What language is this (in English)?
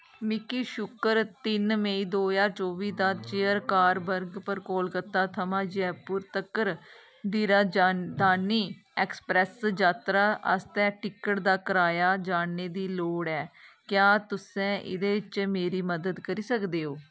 Dogri